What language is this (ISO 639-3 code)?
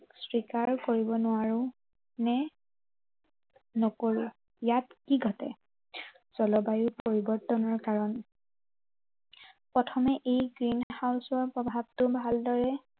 asm